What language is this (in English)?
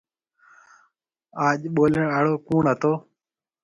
Marwari (Pakistan)